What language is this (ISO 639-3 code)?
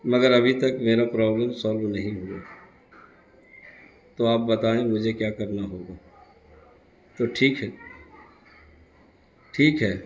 urd